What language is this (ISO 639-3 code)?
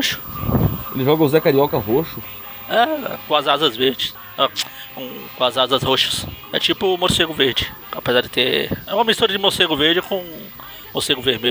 por